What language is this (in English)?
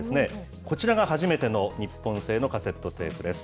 Japanese